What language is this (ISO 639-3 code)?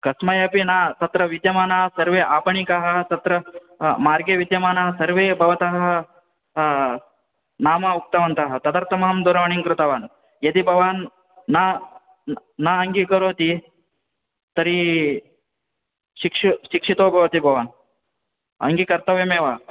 san